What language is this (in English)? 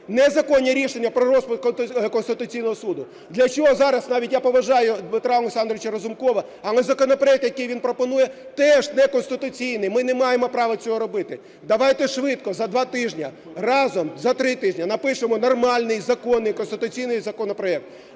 Ukrainian